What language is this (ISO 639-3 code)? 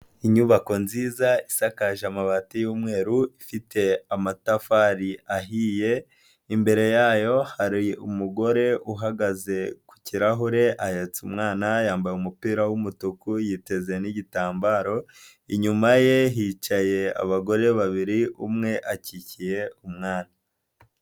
kin